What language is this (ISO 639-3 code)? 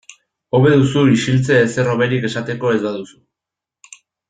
eus